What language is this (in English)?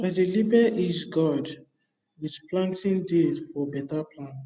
Nigerian Pidgin